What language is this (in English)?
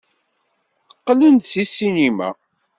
Kabyle